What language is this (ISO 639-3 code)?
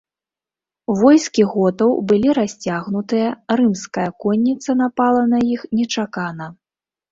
bel